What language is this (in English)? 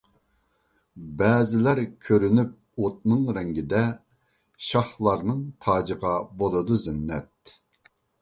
Uyghur